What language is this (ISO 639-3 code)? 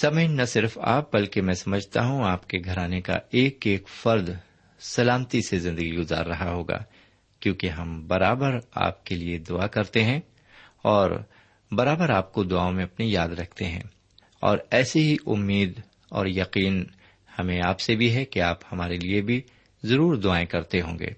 urd